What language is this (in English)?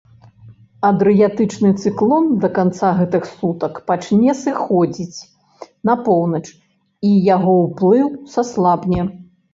Belarusian